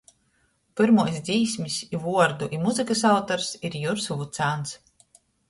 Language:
Latgalian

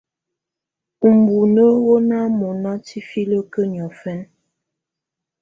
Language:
Tunen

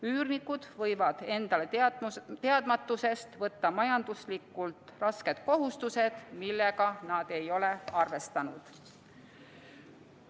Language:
Estonian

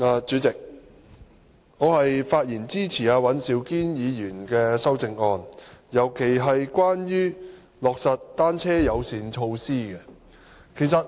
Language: Cantonese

